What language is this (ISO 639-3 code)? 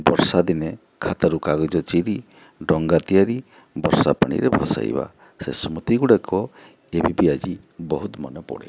ori